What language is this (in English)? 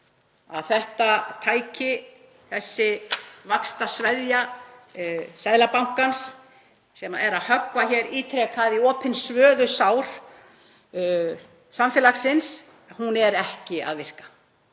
Icelandic